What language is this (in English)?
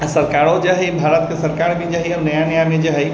Maithili